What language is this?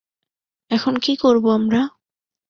Bangla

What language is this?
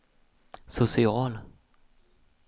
Swedish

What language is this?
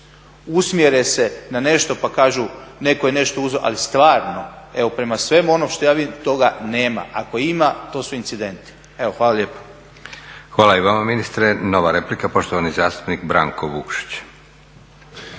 Croatian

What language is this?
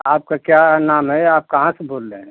Hindi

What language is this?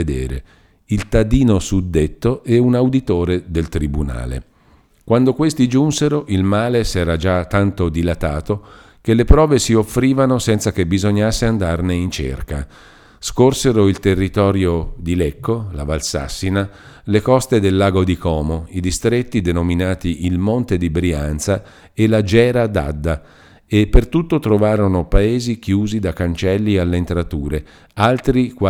Italian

